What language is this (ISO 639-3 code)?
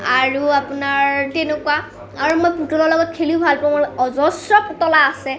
asm